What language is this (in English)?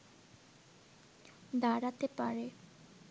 Bangla